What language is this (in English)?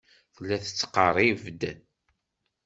Kabyle